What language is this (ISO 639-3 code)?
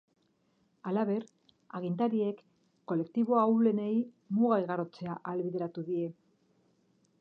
eus